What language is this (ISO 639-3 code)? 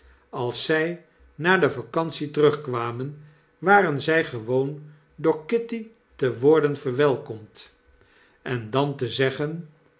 nld